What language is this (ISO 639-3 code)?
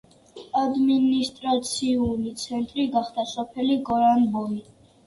kat